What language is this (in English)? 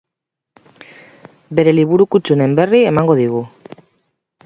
Basque